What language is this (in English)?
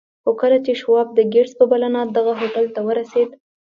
Pashto